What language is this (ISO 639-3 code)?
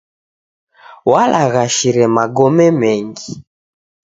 dav